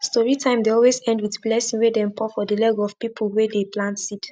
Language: Nigerian Pidgin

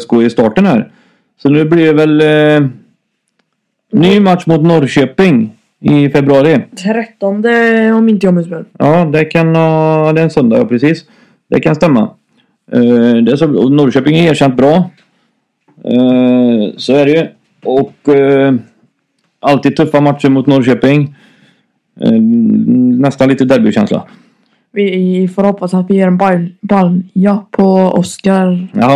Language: Swedish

